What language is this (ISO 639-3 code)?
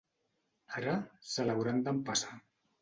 cat